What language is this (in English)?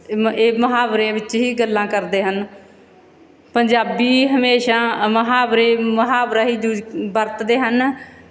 Punjabi